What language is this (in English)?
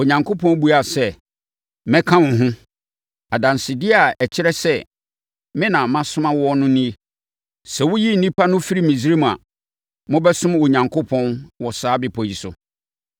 Akan